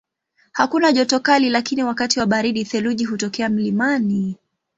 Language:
Swahili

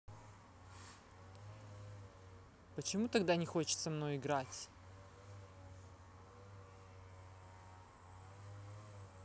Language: Russian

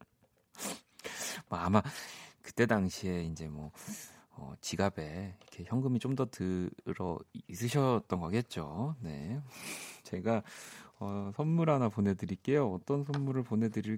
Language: Korean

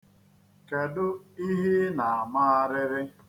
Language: Igbo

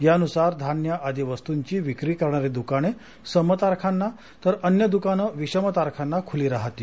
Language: Marathi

